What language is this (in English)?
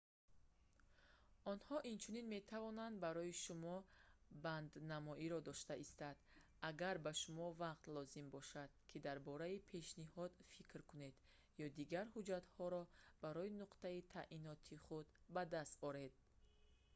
Tajik